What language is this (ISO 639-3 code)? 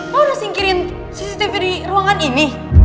ind